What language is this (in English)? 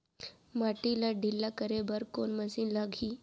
Chhattisgarhi